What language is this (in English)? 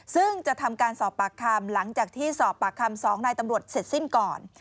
Thai